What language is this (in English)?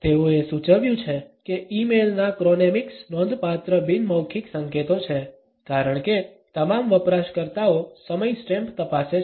Gujarati